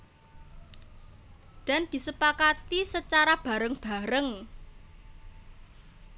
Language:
Javanese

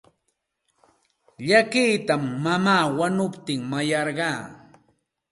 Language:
Santa Ana de Tusi Pasco Quechua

